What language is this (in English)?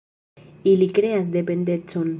Esperanto